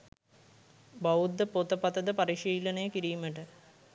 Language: Sinhala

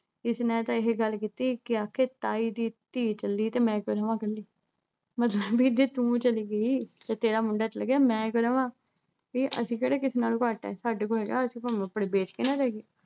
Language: Punjabi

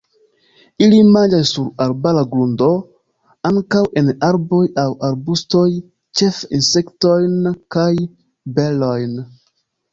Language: Esperanto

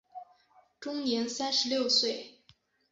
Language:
Chinese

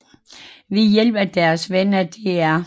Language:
Danish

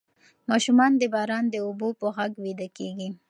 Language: Pashto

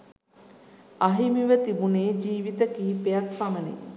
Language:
Sinhala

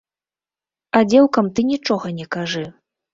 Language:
Belarusian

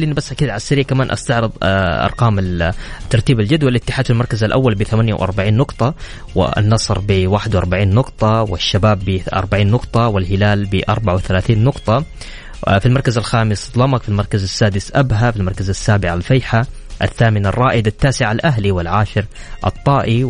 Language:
Arabic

